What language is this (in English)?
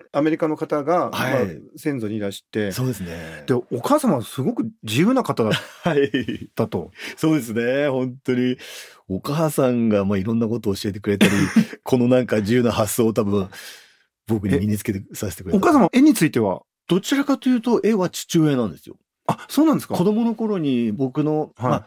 Japanese